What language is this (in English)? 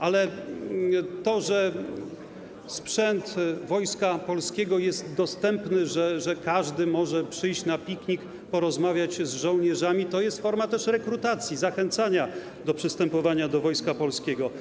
Polish